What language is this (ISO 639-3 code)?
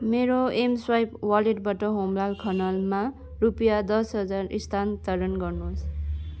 nep